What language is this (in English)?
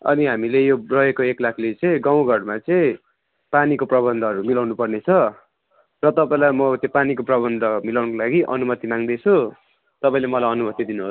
Nepali